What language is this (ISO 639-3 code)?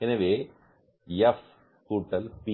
tam